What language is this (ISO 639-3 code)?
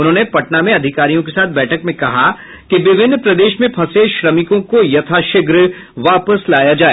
hin